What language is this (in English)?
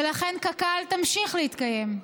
Hebrew